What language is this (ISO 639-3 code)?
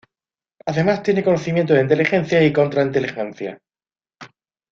spa